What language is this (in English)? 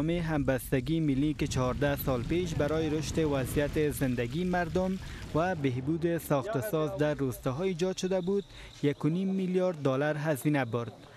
Persian